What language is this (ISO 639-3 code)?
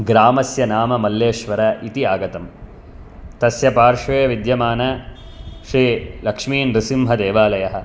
san